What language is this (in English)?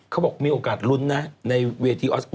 Thai